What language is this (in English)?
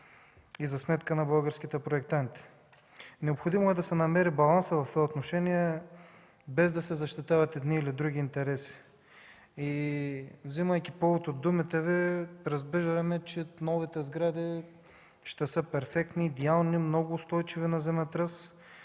Bulgarian